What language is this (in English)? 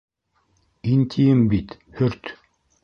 Bashkir